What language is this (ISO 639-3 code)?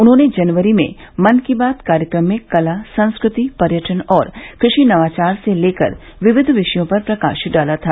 hin